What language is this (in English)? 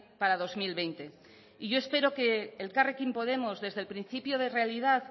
Spanish